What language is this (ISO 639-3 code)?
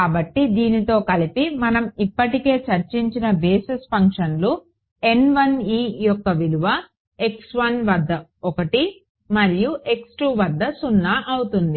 tel